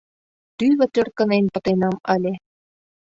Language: Mari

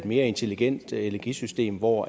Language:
Danish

